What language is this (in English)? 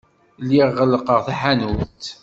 Kabyle